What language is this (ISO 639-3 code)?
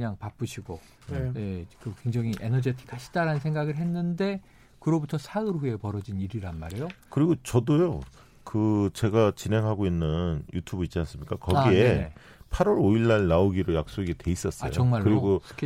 kor